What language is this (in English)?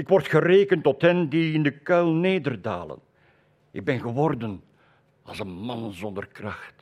Dutch